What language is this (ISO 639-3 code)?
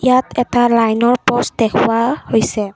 asm